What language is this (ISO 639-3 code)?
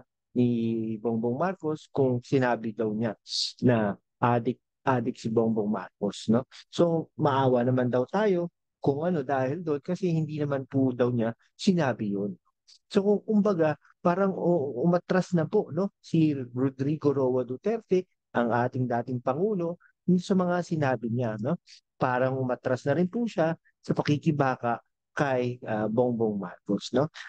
fil